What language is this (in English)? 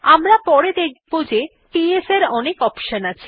Bangla